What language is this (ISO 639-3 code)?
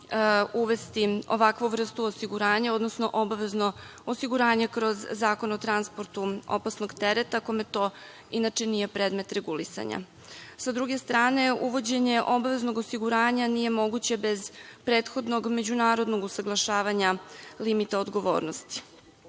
srp